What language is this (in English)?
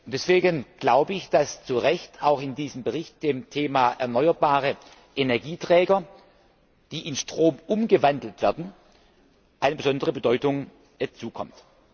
German